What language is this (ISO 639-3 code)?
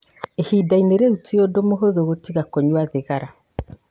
kik